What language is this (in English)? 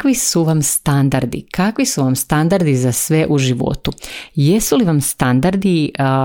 Croatian